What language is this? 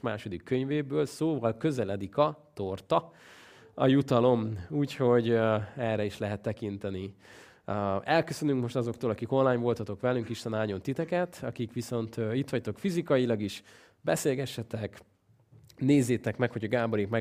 Hungarian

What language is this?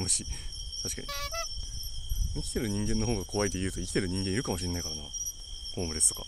Japanese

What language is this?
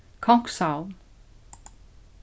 Faroese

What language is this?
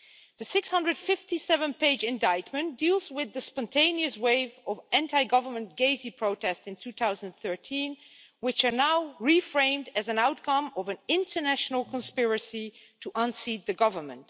English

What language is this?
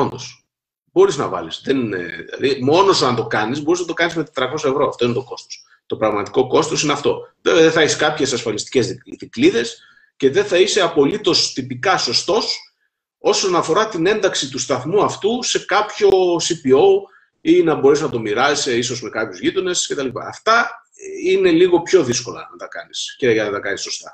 Greek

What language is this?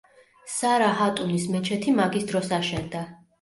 Georgian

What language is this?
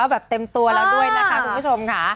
Thai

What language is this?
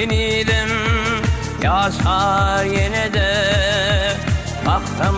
Arabic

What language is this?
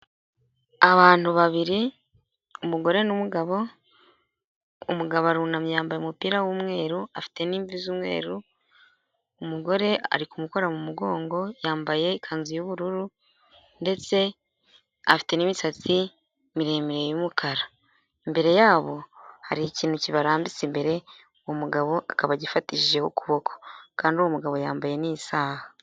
Kinyarwanda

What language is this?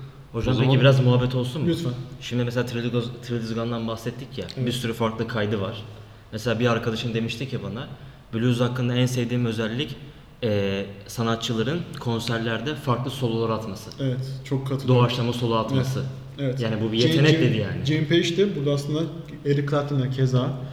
Turkish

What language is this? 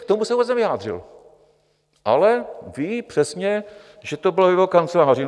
Czech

